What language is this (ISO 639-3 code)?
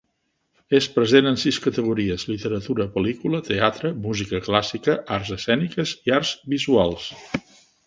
cat